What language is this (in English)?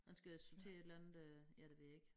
Danish